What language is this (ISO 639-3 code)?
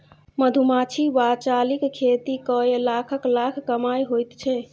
mai